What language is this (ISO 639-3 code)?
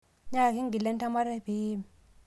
mas